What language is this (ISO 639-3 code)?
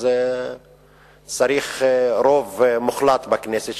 heb